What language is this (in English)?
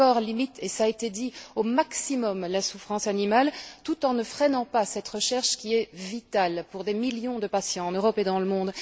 French